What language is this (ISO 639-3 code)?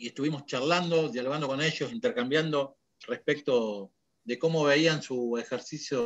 spa